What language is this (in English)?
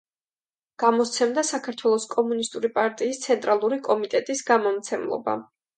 Georgian